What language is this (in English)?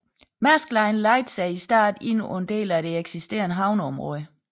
Danish